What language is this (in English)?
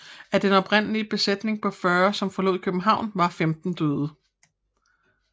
Danish